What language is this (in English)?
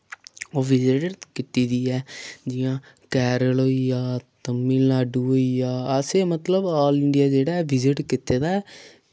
Dogri